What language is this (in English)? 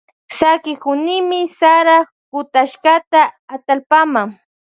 Loja Highland Quichua